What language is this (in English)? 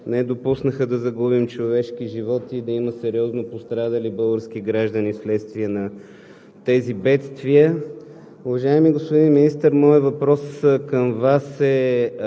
Bulgarian